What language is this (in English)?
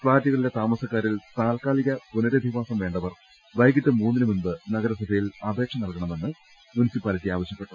Malayalam